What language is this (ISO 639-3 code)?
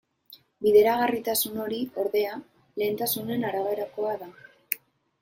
eus